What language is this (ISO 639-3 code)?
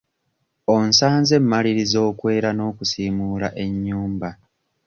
lug